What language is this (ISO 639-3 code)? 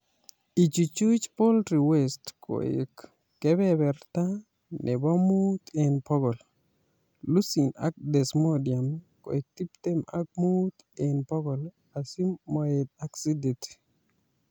kln